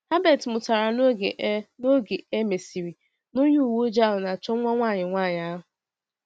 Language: Igbo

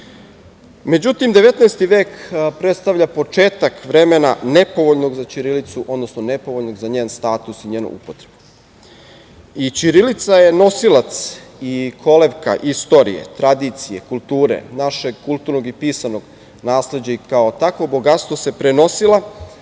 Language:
Serbian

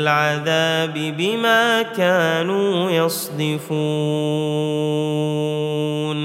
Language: Arabic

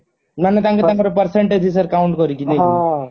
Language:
Odia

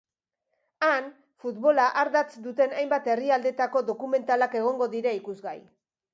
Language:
Basque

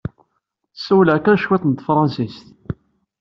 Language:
Kabyle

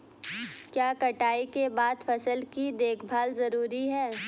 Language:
Hindi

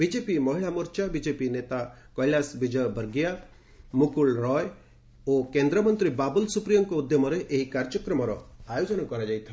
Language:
Odia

